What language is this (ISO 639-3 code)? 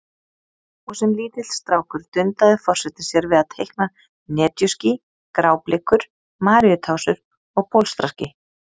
isl